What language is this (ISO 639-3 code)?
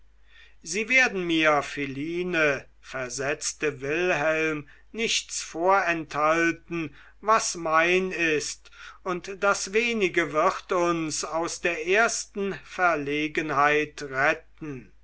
deu